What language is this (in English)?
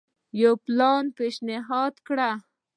Pashto